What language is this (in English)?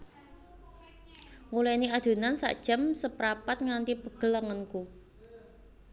Javanese